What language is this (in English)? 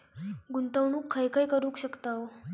Marathi